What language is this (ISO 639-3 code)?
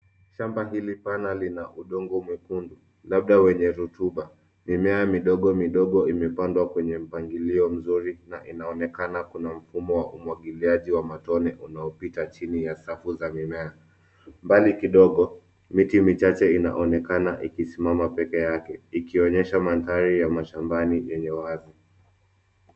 swa